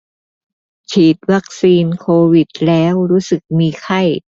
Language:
Thai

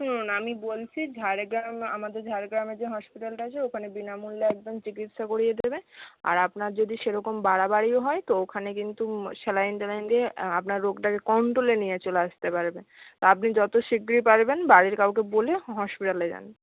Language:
Bangla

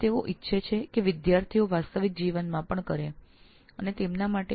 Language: Gujarati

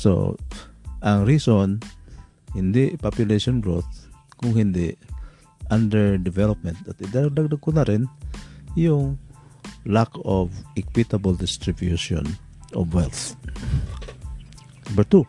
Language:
Filipino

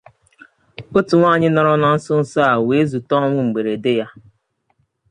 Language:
Igbo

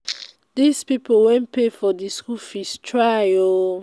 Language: Nigerian Pidgin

